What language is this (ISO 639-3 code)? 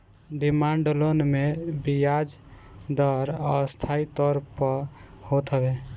bho